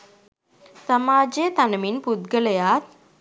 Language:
Sinhala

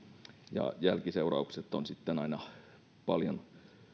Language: Finnish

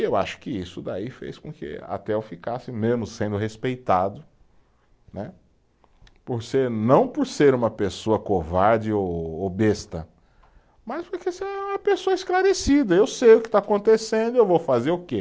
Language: Portuguese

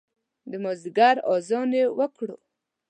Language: Pashto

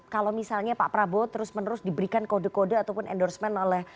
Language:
Indonesian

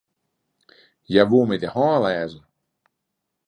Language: Western Frisian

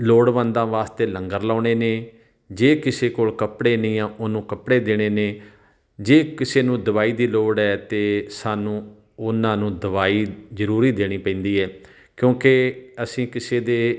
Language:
Punjabi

